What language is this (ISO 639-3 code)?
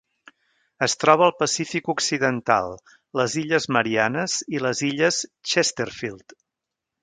cat